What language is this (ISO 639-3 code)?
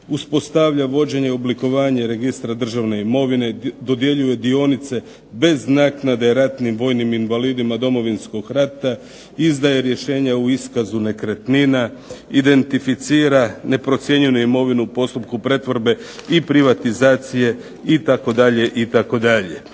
hrv